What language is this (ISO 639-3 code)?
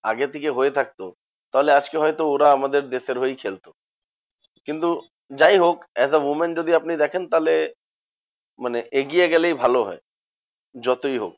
ben